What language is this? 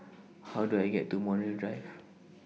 English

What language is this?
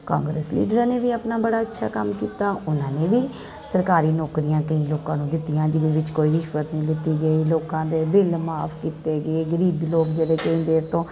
Punjabi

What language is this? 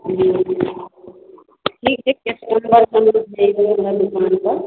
Maithili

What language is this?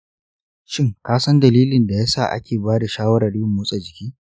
Hausa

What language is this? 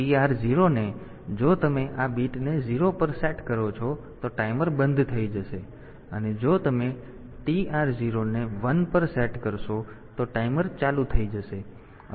Gujarati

